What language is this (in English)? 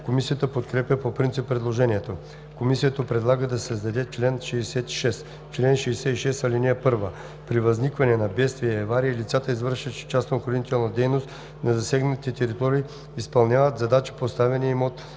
Bulgarian